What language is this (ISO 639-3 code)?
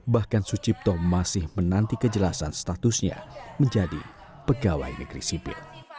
ind